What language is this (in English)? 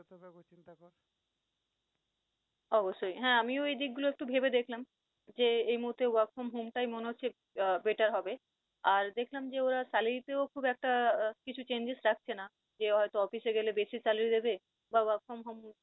Bangla